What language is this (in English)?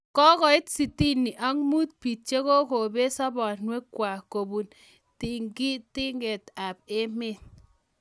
Kalenjin